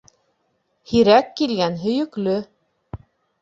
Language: Bashkir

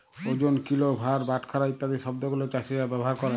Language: Bangla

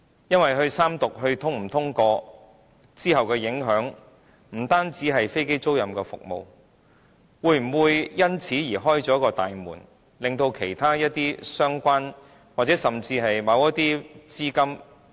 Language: Cantonese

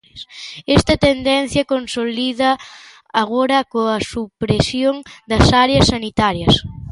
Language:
Galician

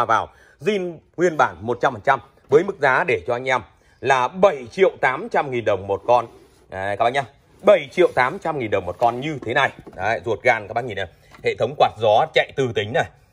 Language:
Vietnamese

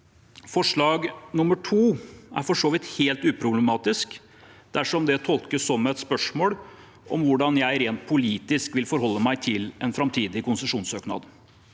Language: Norwegian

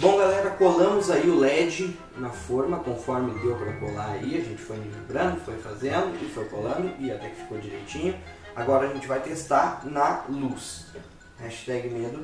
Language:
Portuguese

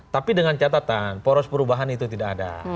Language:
Indonesian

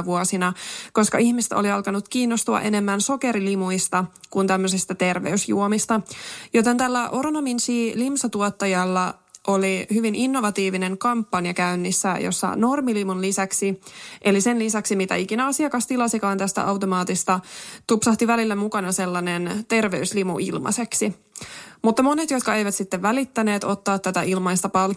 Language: Finnish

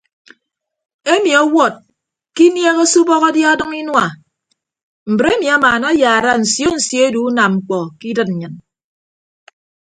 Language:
Ibibio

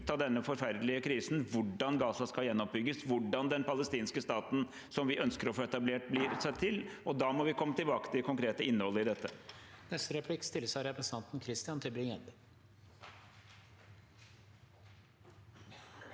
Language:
Norwegian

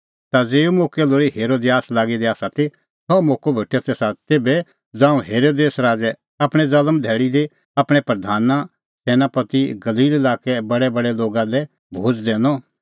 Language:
Kullu Pahari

